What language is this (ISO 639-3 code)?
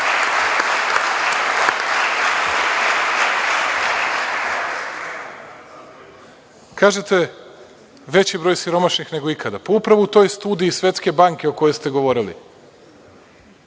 srp